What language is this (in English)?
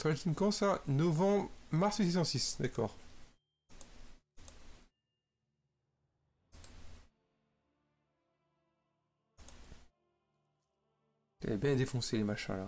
French